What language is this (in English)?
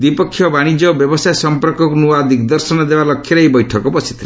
Odia